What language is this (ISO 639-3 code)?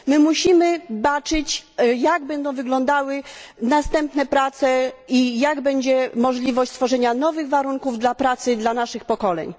pol